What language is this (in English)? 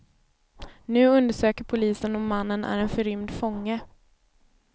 Swedish